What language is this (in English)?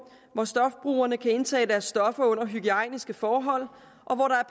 Danish